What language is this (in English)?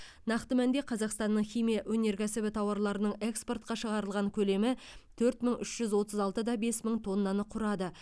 Kazakh